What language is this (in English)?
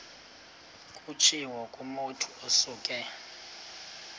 Xhosa